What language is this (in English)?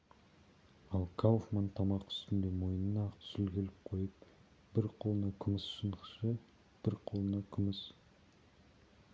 Kazakh